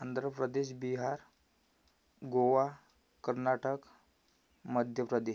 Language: Marathi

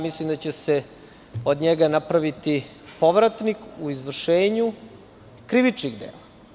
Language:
Serbian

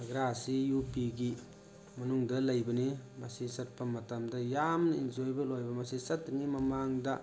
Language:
Manipuri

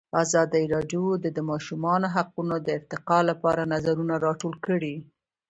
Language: Pashto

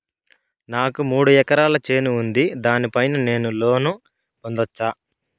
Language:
Telugu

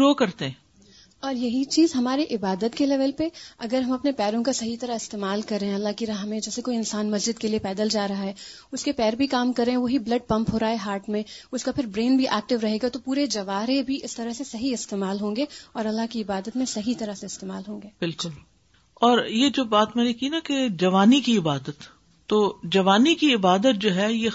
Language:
Urdu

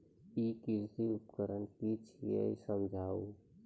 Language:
Maithili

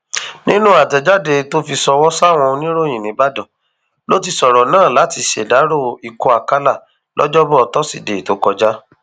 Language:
Yoruba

